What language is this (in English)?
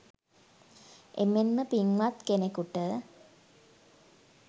Sinhala